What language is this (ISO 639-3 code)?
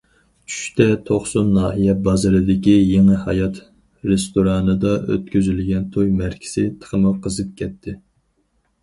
uig